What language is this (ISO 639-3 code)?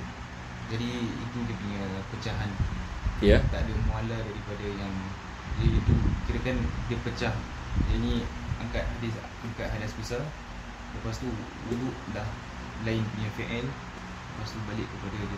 msa